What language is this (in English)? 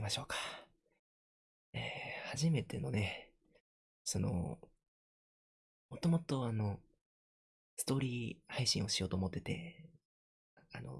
Japanese